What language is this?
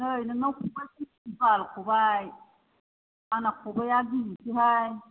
Bodo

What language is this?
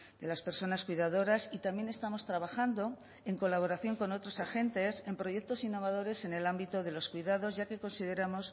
Spanish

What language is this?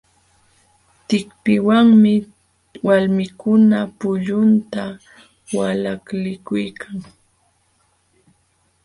Jauja Wanca Quechua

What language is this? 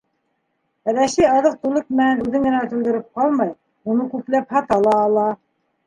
Bashkir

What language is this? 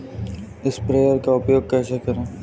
Hindi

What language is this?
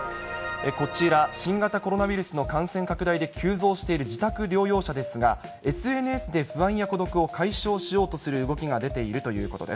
Japanese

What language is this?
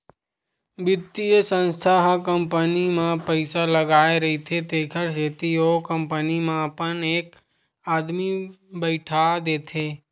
Chhattisgarhi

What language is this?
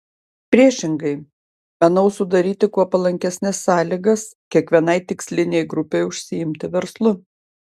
Lithuanian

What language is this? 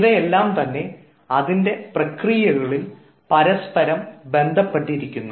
Malayalam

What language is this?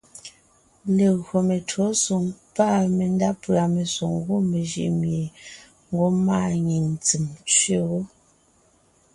Ngiemboon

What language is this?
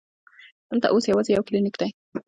Pashto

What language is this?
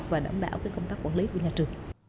Vietnamese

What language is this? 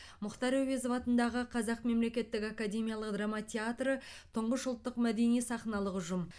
Kazakh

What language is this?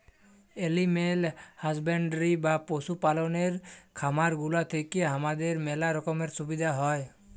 Bangla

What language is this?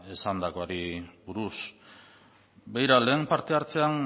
Basque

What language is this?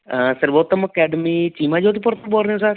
Punjabi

